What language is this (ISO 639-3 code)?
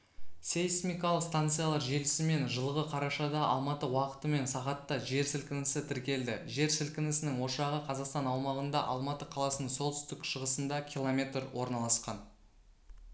kaz